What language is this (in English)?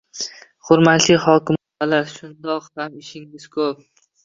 Uzbek